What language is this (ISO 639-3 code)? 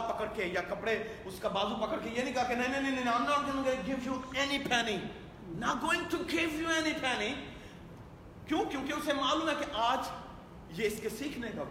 urd